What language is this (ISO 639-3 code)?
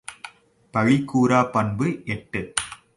tam